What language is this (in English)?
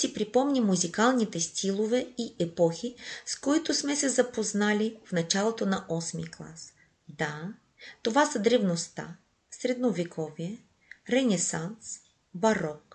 Bulgarian